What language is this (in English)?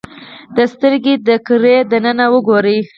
Pashto